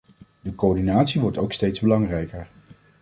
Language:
Dutch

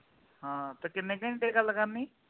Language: Punjabi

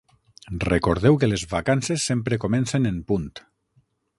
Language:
Catalan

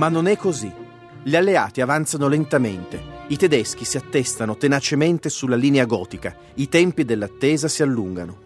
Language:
Italian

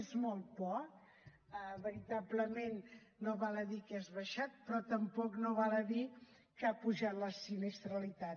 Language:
Catalan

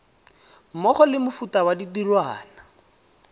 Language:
Tswana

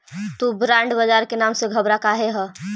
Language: Magahi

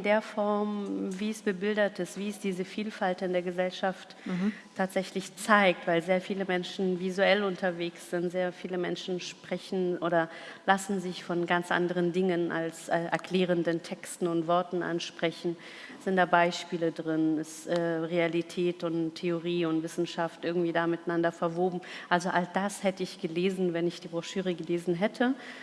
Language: German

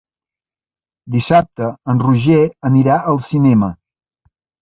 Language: Catalan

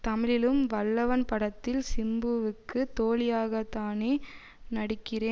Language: Tamil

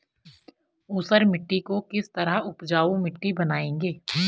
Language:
Hindi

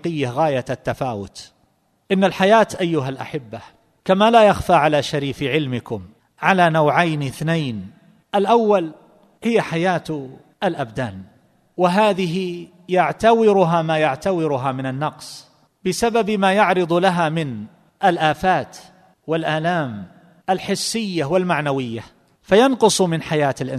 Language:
Arabic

